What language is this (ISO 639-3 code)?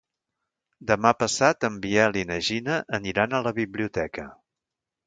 cat